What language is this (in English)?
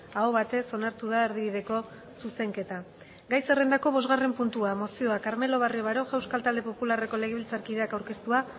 Basque